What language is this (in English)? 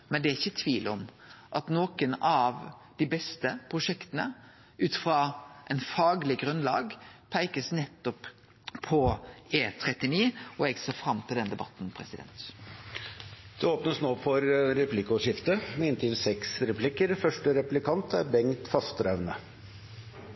Norwegian